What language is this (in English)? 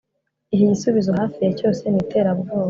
Kinyarwanda